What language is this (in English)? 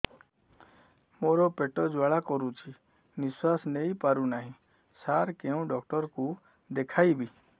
Odia